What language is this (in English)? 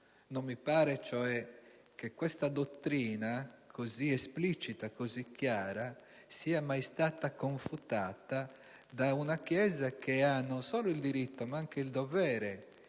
Italian